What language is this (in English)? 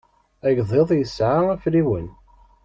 Kabyle